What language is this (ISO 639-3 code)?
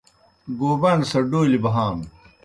plk